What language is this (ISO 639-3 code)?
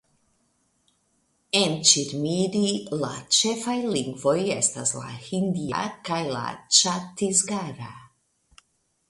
epo